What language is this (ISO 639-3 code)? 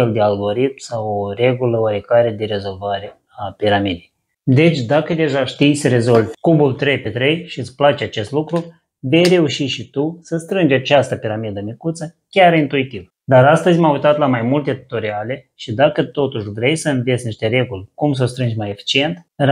ron